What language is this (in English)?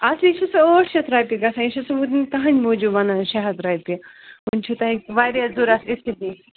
Kashmiri